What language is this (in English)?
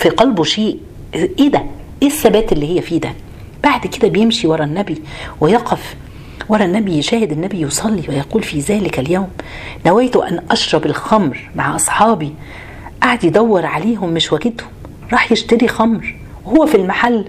Arabic